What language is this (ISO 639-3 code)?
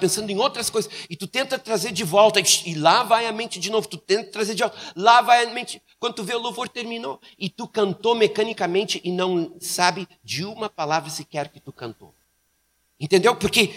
por